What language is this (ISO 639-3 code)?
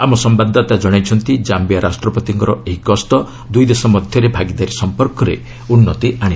ori